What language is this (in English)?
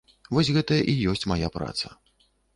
Belarusian